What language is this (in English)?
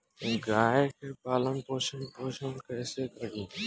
Bhojpuri